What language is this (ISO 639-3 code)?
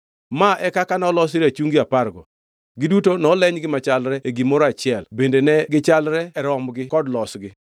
luo